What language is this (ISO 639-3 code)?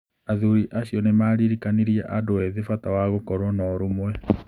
kik